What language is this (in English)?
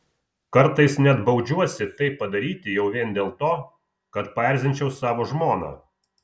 Lithuanian